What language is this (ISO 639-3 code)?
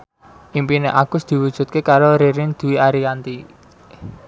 jav